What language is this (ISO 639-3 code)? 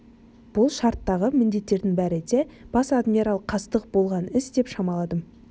kaz